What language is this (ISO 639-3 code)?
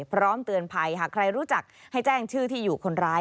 tha